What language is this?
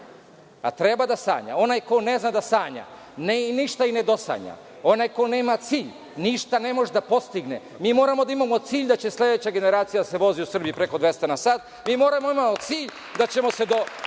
Serbian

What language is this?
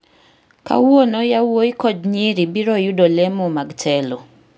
Luo (Kenya and Tanzania)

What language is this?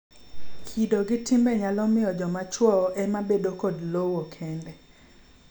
Luo (Kenya and Tanzania)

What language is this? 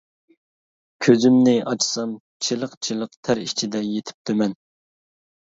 Uyghur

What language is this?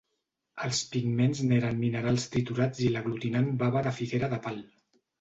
Catalan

